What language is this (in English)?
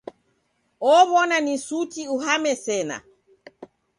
Taita